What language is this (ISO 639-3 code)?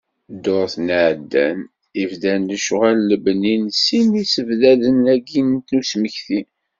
kab